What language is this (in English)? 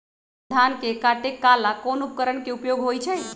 Magahi